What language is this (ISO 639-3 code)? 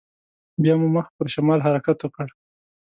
pus